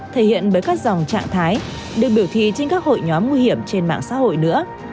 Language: Vietnamese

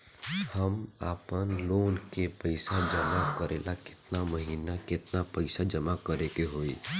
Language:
Bhojpuri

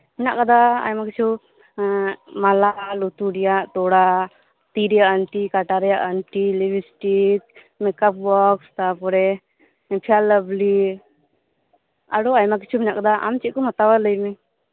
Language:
Santali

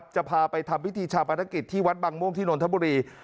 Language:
Thai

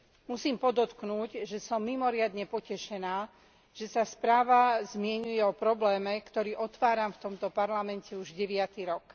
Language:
Slovak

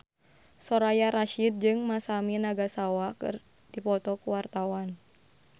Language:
Sundanese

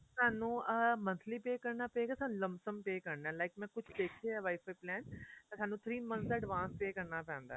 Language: Punjabi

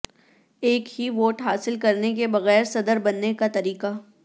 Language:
Urdu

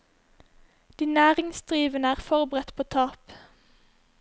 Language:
Norwegian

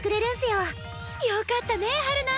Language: Japanese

